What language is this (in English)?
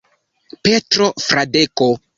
Esperanto